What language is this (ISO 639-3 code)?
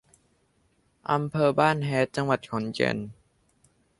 tha